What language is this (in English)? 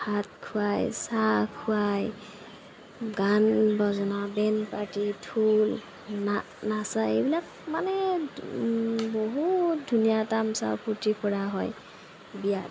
Assamese